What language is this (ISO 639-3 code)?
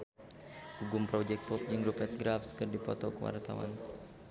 sun